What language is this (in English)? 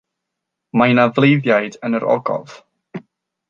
Welsh